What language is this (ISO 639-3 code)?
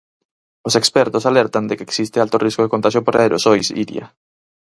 glg